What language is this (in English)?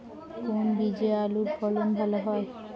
Bangla